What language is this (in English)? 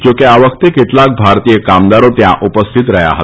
Gujarati